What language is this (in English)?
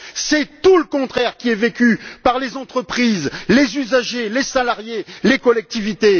French